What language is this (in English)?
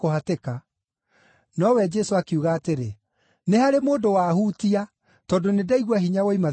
Kikuyu